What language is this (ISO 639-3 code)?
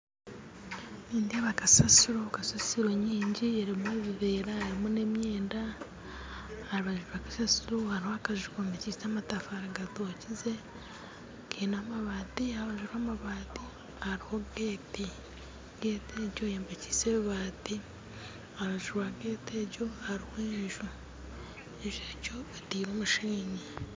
nyn